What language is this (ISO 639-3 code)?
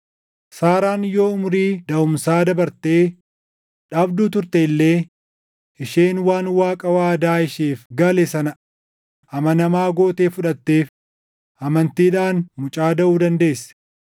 orm